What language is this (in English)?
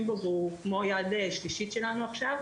Hebrew